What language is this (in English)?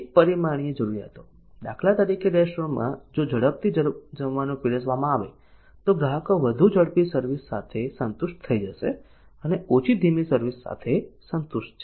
Gujarati